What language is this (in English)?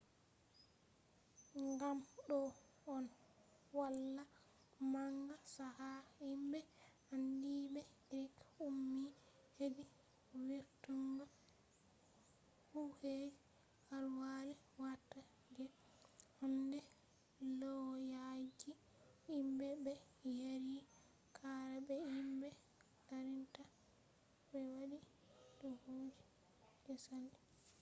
Fula